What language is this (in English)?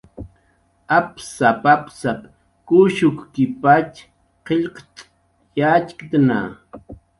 Jaqaru